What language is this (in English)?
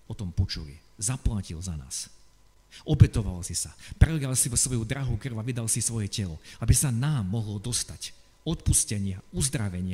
Slovak